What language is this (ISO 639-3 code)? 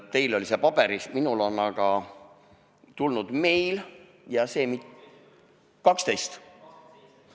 est